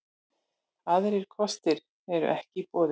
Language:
Icelandic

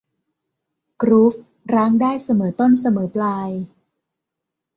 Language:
Thai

